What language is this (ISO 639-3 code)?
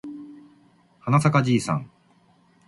jpn